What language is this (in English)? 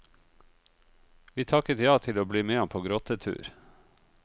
Norwegian